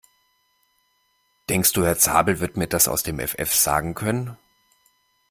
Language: German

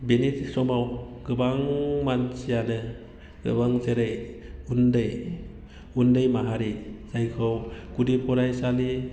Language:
Bodo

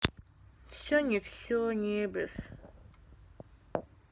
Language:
Russian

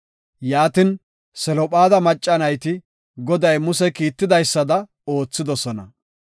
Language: Gofa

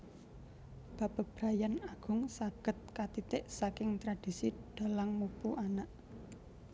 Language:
Javanese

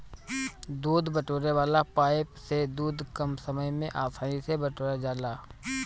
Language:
Bhojpuri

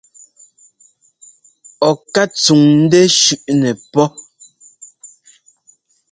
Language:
Ngomba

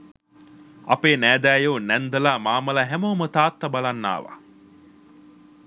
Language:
Sinhala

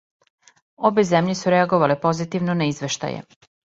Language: Serbian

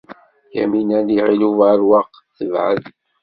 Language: Kabyle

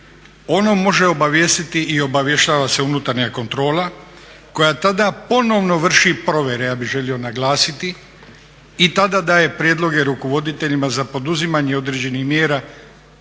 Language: Croatian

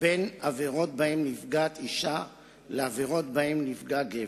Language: Hebrew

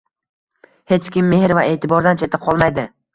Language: Uzbek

